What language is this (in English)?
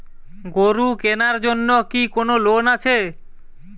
Bangla